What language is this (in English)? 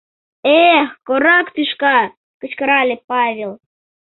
Mari